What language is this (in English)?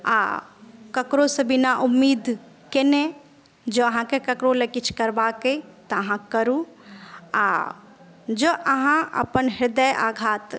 Maithili